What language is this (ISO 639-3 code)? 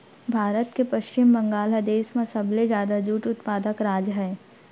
hne